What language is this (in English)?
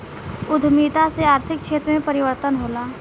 Bhojpuri